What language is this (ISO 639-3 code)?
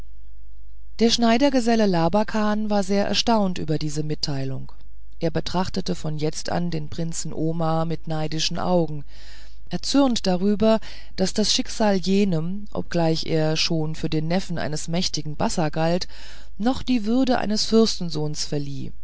deu